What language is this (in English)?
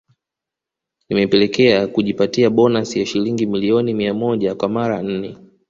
Swahili